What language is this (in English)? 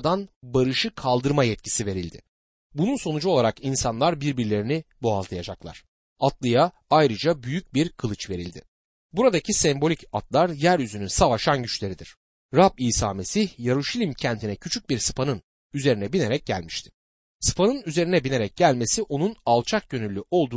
Turkish